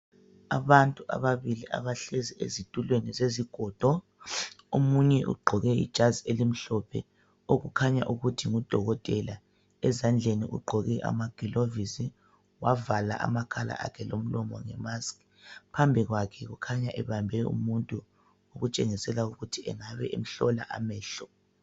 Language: North Ndebele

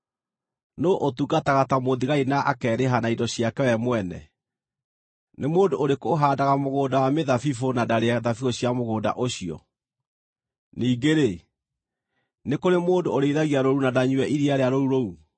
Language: Kikuyu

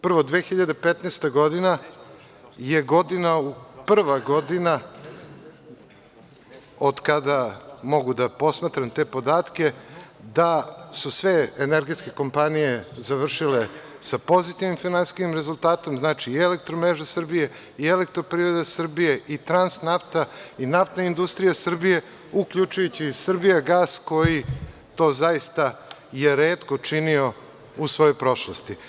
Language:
Serbian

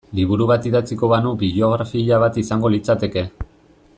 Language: Basque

